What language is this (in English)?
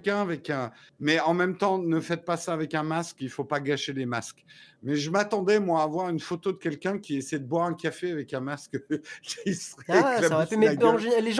French